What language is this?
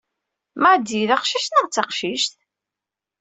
Kabyle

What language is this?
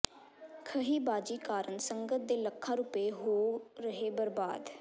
Punjabi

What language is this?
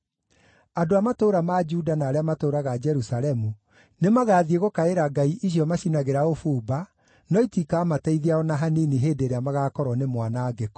Kikuyu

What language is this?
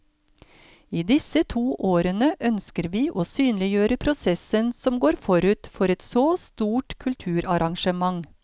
Norwegian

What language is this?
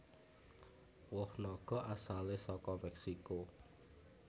Javanese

